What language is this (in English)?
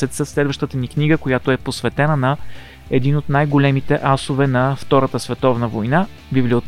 Bulgarian